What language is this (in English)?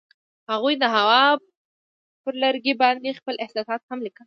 Pashto